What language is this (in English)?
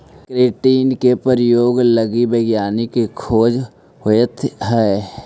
Magahi